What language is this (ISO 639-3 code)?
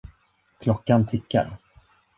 swe